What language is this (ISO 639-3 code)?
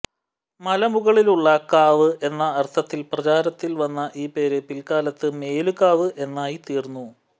mal